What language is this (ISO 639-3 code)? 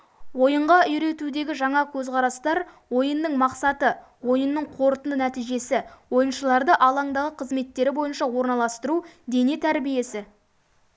kaz